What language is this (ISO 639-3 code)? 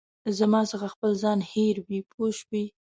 pus